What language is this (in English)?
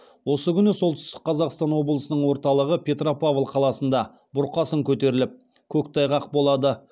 Kazakh